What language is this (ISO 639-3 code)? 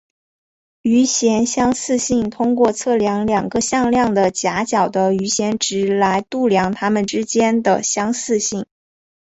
zho